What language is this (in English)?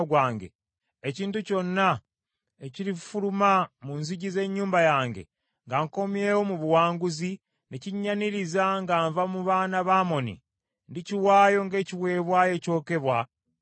Ganda